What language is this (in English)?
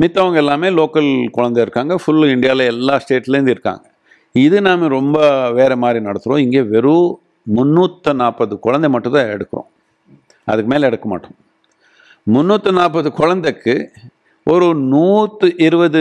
Tamil